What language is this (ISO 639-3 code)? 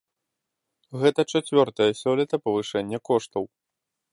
bel